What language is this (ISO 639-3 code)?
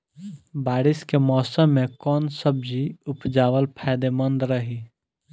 bho